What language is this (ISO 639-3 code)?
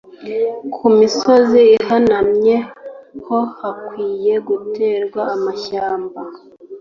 kin